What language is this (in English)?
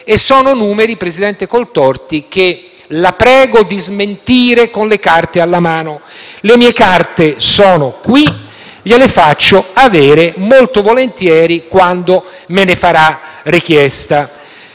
Italian